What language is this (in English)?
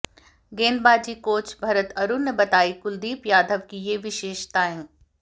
Hindi